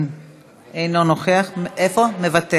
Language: Hebrew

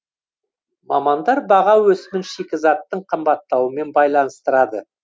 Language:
Kazakh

